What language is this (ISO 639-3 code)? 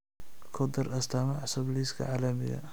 som